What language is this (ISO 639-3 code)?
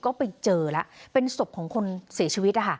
tha